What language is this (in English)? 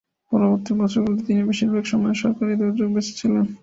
Bangla